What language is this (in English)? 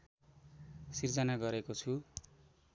Nepali